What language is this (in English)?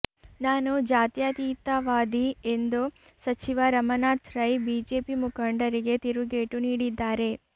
Kannada